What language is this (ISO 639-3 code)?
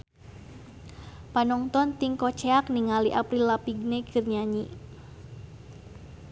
sun